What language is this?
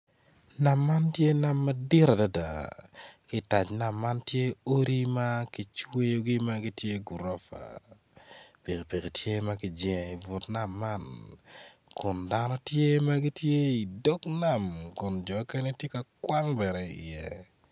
Acoli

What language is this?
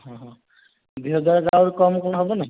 Odia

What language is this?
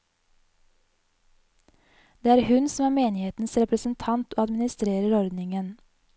Norwegian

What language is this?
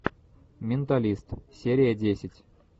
Russian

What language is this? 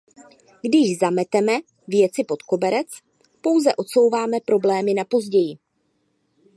Czech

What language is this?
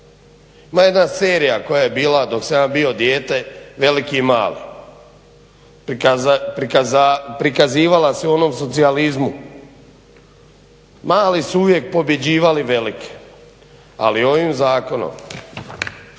Croatian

